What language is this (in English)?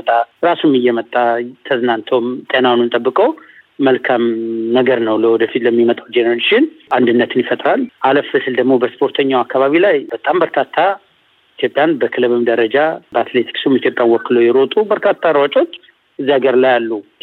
Amharic